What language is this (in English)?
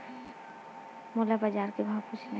Chhattisgarhi